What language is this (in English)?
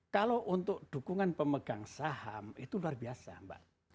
Indonesian